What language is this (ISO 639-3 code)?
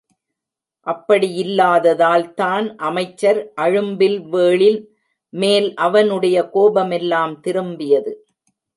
tam